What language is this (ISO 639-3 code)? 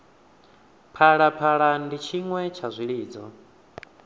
ven